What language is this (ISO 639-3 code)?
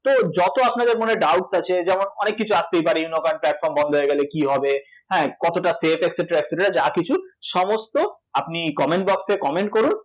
ben